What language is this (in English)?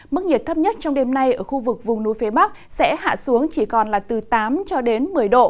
Vietnamese